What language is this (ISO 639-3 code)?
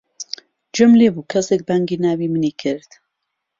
ckb